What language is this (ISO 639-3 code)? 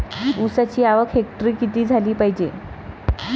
mar